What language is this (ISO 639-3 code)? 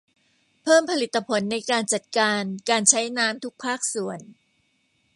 tha